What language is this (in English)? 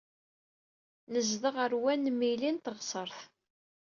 Kabyle